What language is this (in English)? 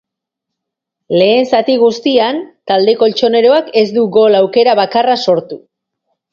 Basque